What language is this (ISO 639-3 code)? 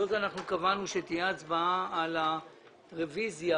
heb